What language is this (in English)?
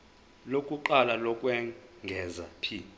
Zulu